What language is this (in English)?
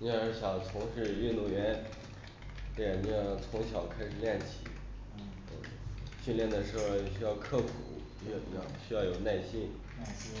Chinese